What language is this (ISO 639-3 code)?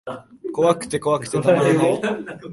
jpn